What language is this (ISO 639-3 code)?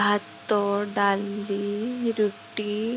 ori